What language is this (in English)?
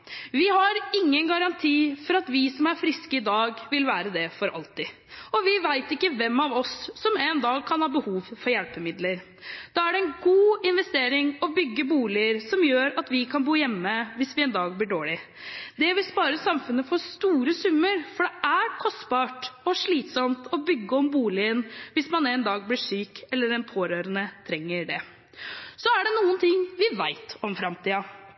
Norwegian Bokmål